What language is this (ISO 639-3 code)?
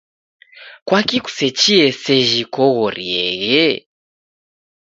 dav